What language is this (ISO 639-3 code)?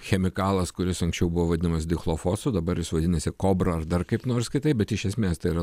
lit